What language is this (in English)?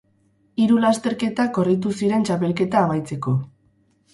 Basque